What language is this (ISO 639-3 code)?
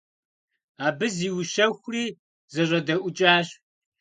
kbd